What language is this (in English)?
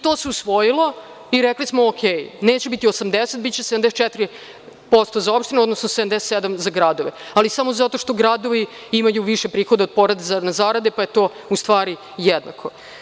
Serbian